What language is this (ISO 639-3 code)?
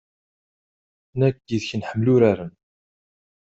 kab